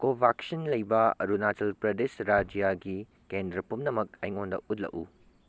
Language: Manipuri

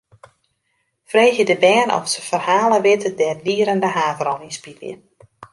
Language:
Western Frisian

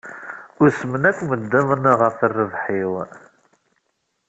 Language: Kabyle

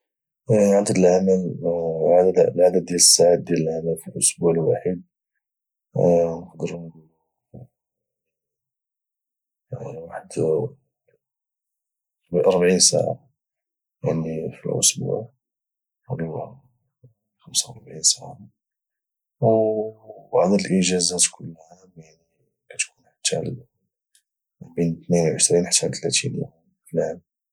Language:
Moroccan Arabic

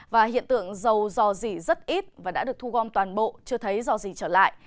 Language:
Vietnamese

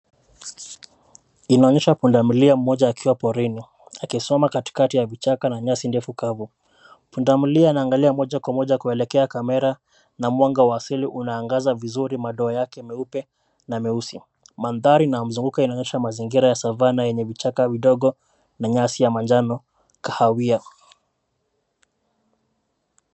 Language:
Swahili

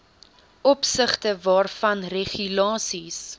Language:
Afrikaans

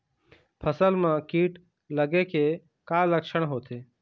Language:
Chhattisgarhi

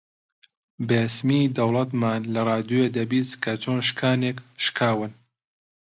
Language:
Central Kurdish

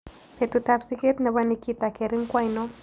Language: Kalenjin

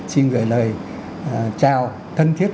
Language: Vietnamese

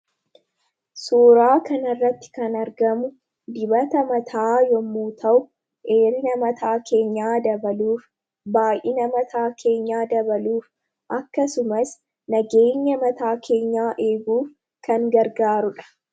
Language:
Oromo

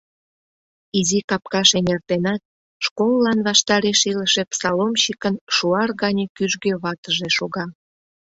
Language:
Mari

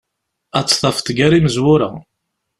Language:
Kabyle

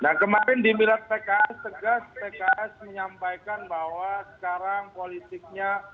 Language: Indonesian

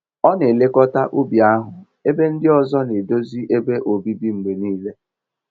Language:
Igbo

